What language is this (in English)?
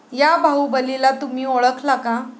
Marathi